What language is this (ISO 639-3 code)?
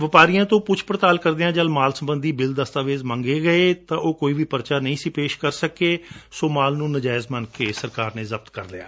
pan